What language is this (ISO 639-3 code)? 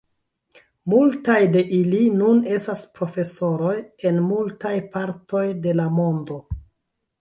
epo